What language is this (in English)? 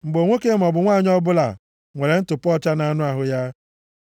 Igbo